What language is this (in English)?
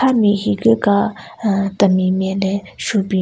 Southern Rengma Naga